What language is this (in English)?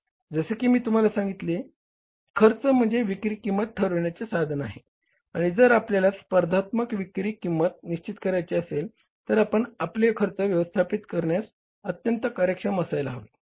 Marathi